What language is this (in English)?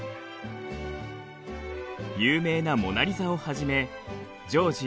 Japanese